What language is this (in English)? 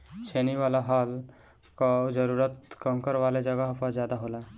Bhojpuri